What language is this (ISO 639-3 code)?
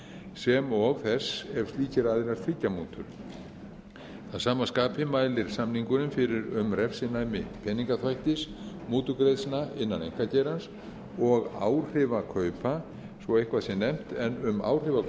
isl